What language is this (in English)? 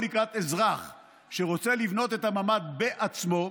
Hebrew